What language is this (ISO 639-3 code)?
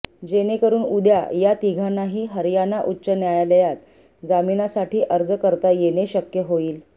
mar